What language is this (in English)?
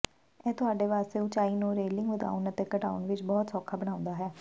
Punjabi